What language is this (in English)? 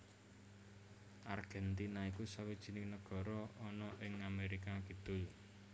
Javanese